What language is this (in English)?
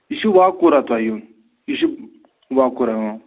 Kashmiri